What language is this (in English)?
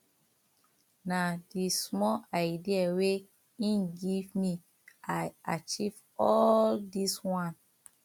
Nigerian Pidgin